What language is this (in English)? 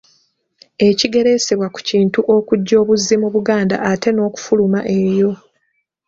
Ganda